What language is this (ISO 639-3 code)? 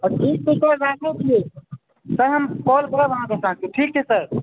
mai